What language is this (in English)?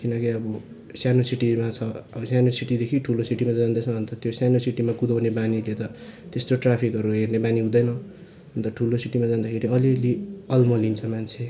Nepali